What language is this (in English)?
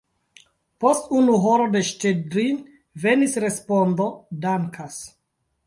Esperanto